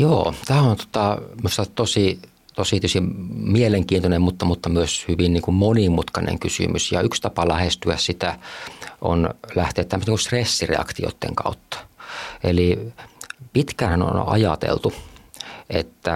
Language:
Finnish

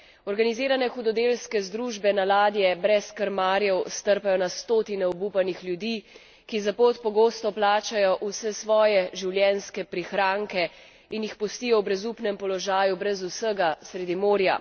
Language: Slovenian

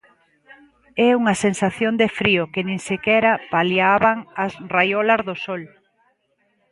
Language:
Galician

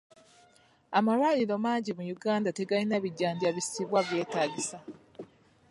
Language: Ganda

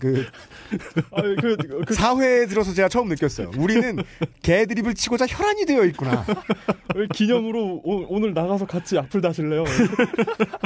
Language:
Korean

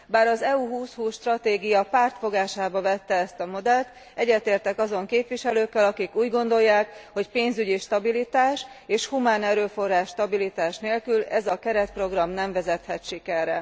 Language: Hungarian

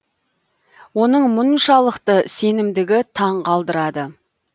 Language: Kazakh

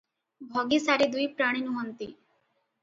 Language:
Odia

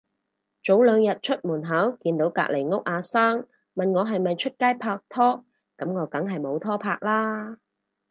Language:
Cantonese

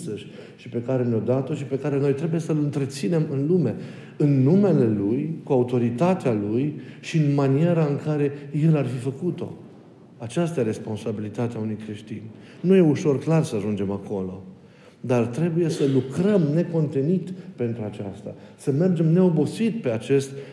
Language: Romanian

